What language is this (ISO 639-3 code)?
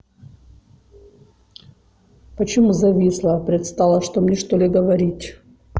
rus